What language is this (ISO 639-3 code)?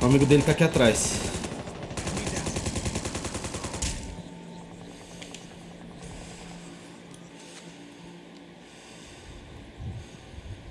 por